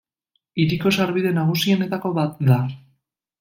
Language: Basque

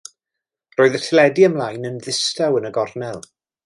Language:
Welsh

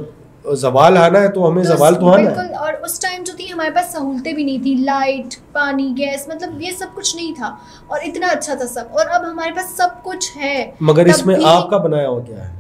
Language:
Hindi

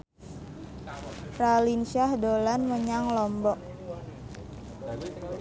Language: Javanese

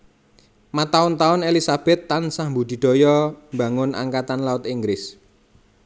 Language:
Javanese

